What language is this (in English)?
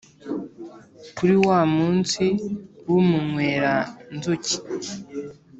Kinyarwanda